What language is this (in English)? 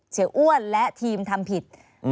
Thai